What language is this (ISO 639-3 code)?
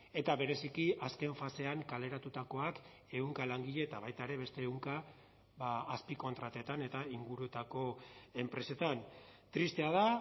eus